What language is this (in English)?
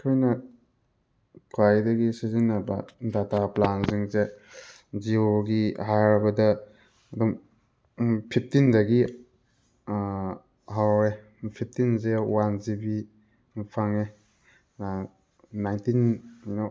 Manipuri